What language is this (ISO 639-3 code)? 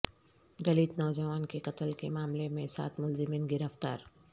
urd